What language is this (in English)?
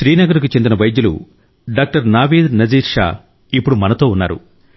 Telugu